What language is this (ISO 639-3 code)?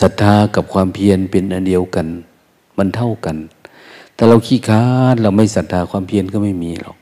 tha